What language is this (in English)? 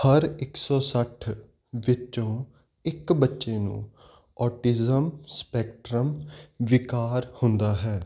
Punjabi